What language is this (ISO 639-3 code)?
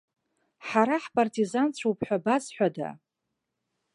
abk